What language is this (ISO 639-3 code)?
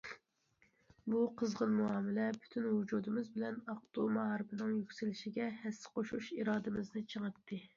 uig